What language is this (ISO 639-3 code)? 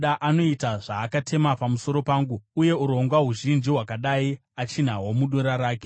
sna